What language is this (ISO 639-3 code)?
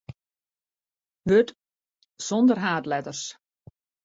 fry